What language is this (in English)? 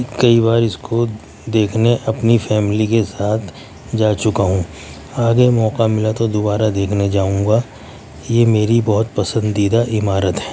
Urdu